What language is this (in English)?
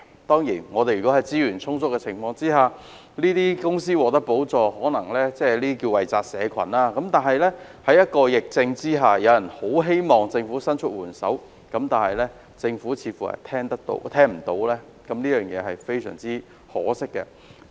Cantonese